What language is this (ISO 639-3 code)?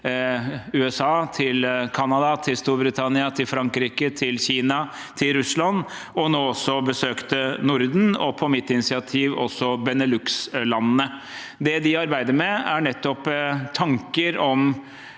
nor